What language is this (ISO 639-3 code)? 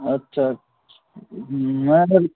ben